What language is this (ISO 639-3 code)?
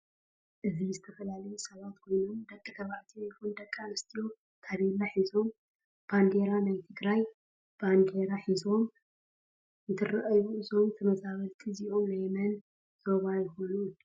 tir